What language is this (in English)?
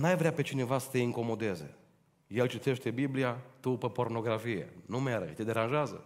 Romanian